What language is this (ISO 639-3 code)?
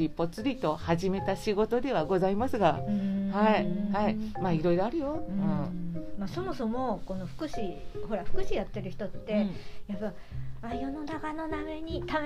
jpn